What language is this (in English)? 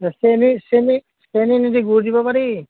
Assamese